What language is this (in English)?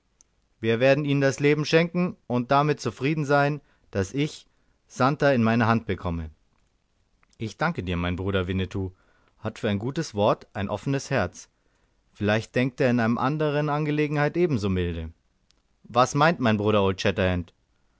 German